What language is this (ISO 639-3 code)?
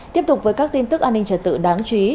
vie